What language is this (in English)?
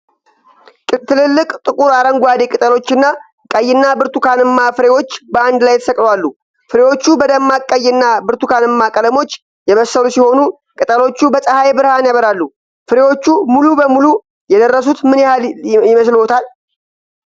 Amharic